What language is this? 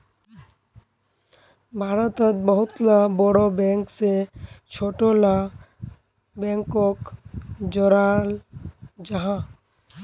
Magahi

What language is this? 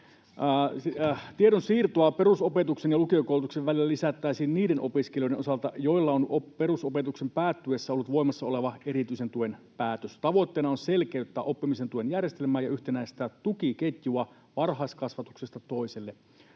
Finnish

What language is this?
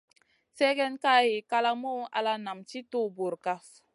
Masana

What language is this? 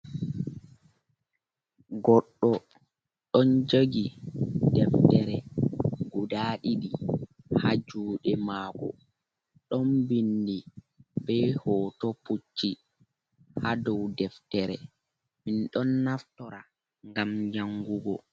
Fula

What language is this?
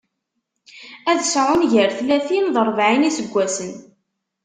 Kabyle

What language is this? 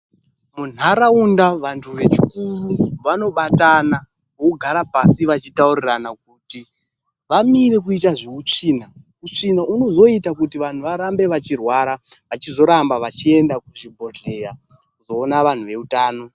Ndau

